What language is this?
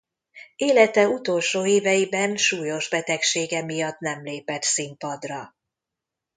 Hungarian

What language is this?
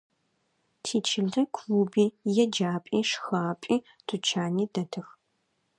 Adyghe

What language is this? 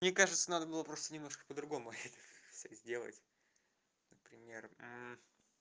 Russian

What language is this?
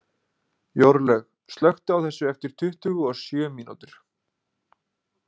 Icelandic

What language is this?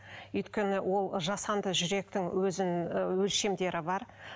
Kazakh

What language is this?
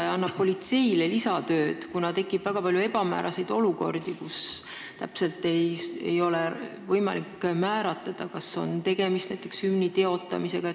Estonian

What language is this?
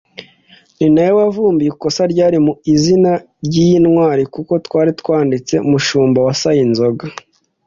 Kinyarwanda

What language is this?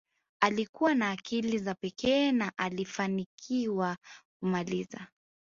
Swahili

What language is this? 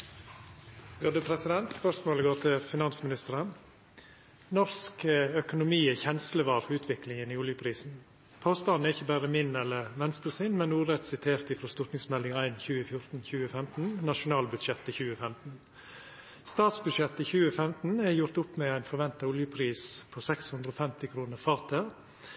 Norwegian Nynorsk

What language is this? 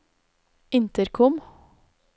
Norwegian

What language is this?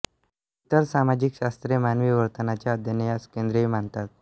Marathi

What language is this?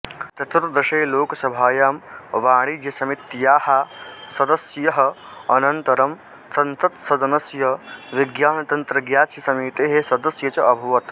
Sanskrit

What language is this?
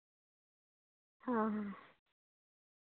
Santali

